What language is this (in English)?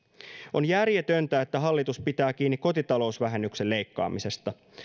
Finnish